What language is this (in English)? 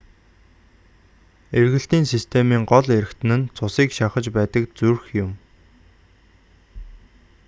Mongolian